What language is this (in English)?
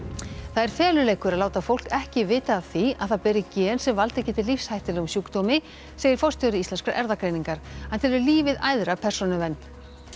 Icelandic